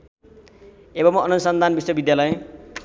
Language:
Nepali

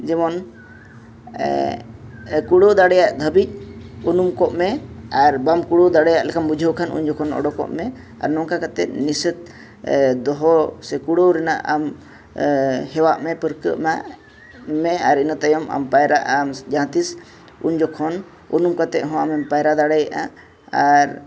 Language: Santali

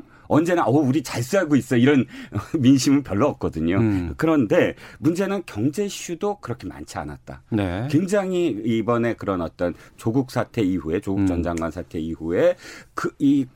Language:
Korean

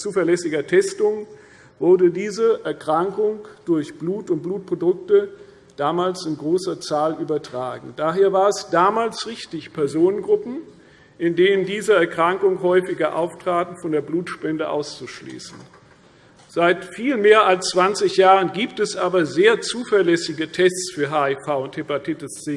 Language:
German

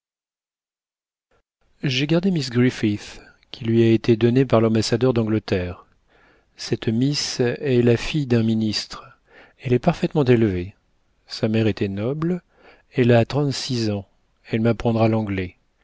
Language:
French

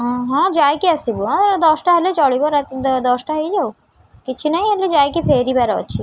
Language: Odia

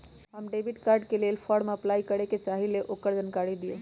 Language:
Magahi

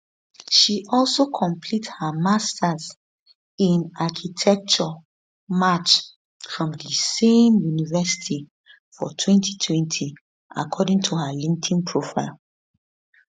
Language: Nigerian Pidgin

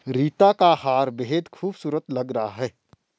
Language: Hindi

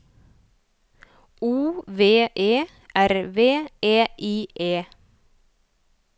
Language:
Norwegian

